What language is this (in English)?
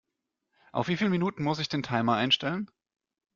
German